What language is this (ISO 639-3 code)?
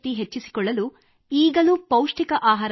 kan